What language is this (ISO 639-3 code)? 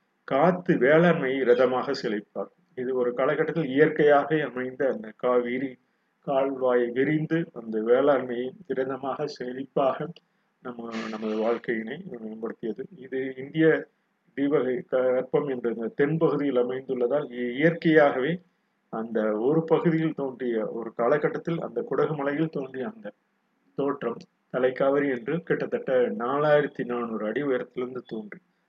tam